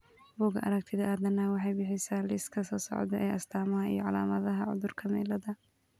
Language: Somali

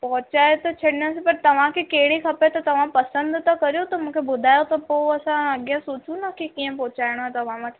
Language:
Sindhi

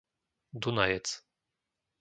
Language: Slovak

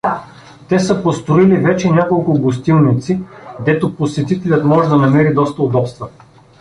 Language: Bulgarian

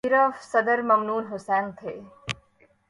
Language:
Urdu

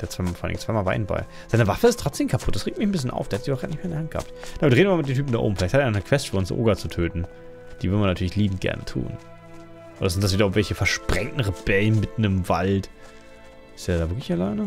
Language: German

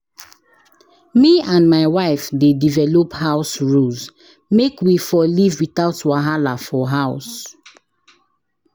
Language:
Nigerian Pidgin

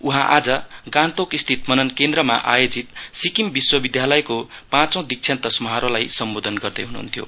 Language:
Nepali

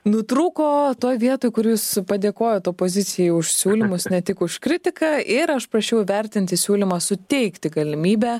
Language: Lithuanian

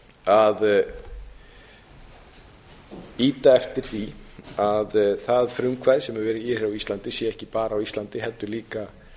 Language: Icelandic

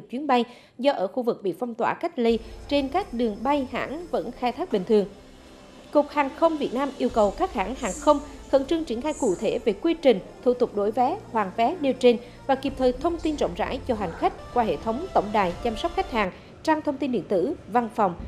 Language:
Vietnamese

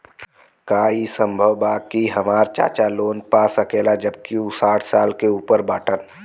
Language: Bhojpuri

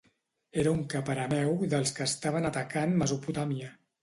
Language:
Catalan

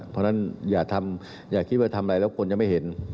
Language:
Thai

